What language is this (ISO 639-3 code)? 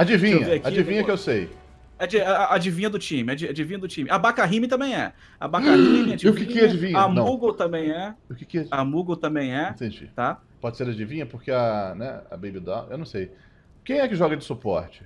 por